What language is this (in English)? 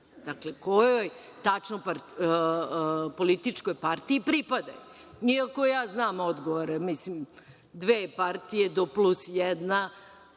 Serbian